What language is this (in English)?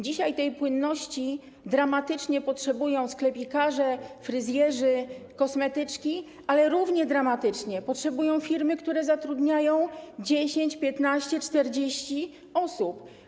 Polish